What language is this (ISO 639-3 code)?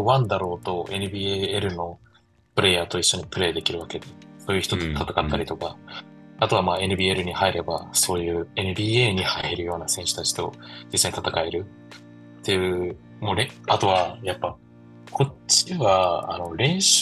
jpn